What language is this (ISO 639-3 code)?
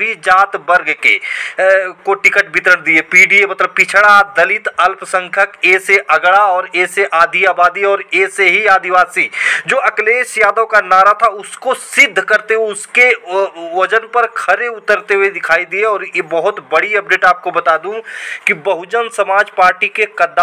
hin